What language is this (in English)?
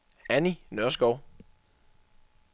Danish